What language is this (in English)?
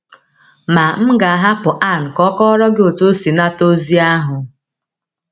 Igbo